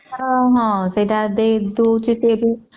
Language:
Odia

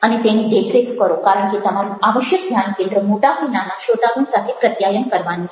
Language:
Gujarati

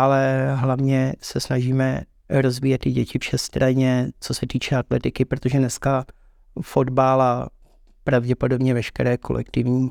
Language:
Czech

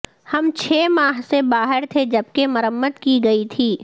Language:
Urdu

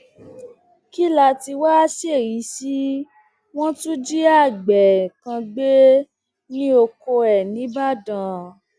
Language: Yoruba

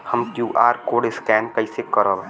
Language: Bhojpuri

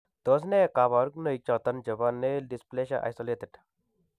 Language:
Kalenjin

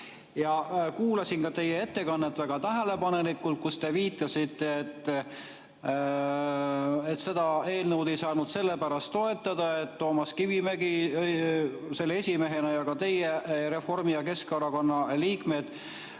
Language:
Estonian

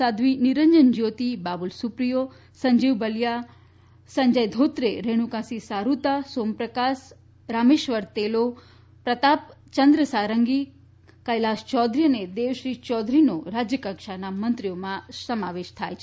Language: Gujarati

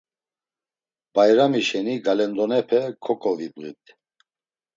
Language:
Laz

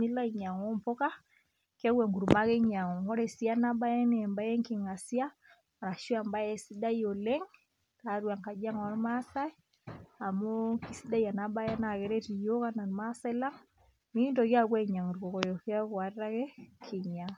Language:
Masai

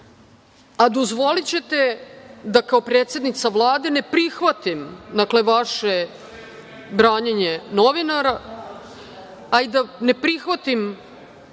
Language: Serbian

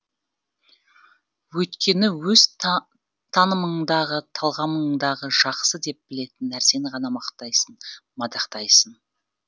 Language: Kazakh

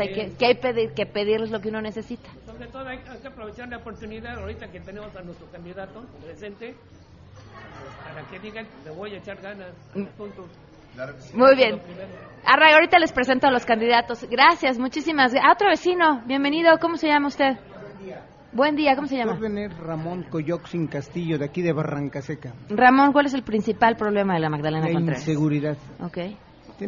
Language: Spanish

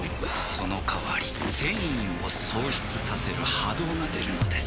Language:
Japanese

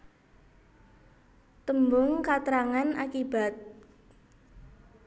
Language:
Javanese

